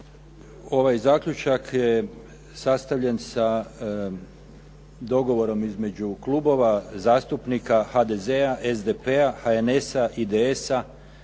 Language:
Croatian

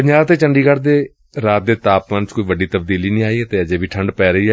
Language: Punjabi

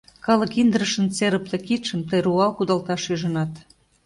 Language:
Mari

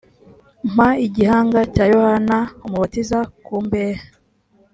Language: Kinyarwanda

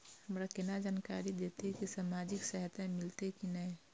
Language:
Maithili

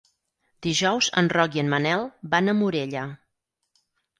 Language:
Catalan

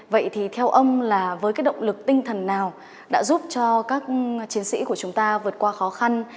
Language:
Vietnamese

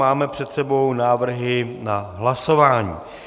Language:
Czech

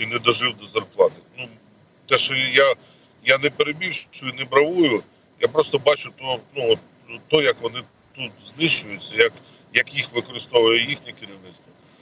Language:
Ukrainian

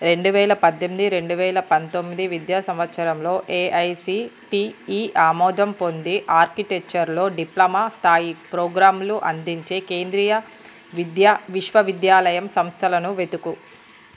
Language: Telugu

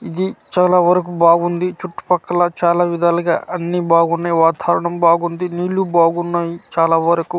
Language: Telugu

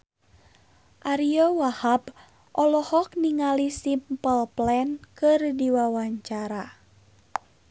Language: Sundanese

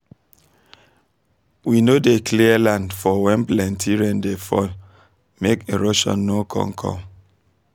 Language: Nigerian Pidgin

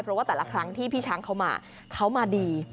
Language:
Thai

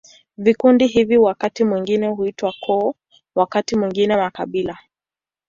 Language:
Swahili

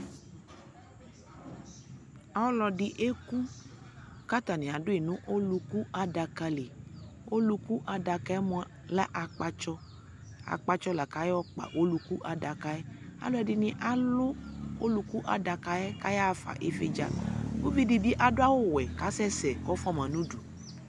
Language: Ikposo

